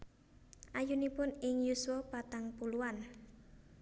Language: Javanese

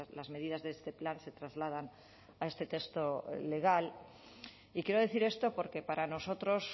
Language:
Spanish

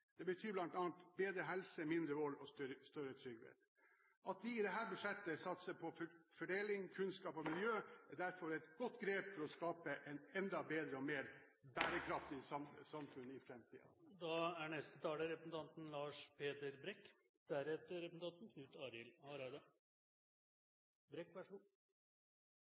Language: Norwegian Bokmål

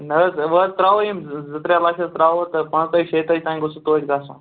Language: Kashmiri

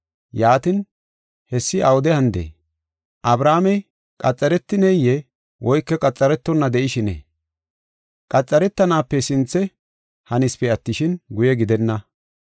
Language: Gofa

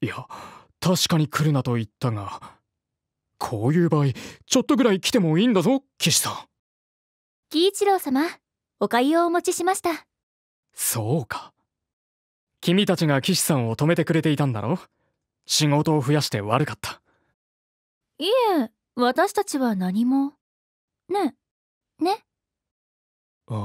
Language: Japanese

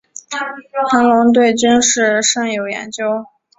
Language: Chinese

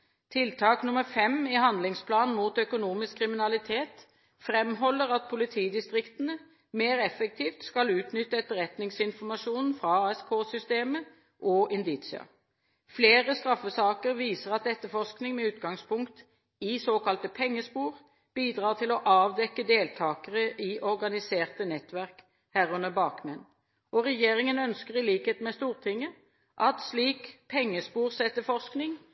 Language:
Norwegian Bokmål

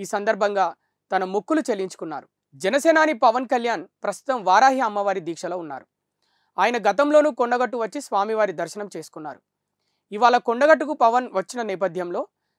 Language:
Telugu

